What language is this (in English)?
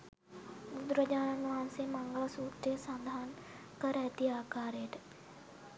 Sinhala